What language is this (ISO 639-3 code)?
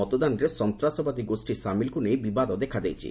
ori